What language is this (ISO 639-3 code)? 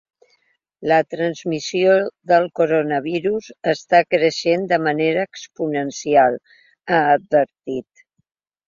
cat